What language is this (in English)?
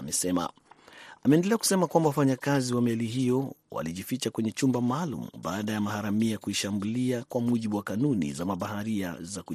Swahili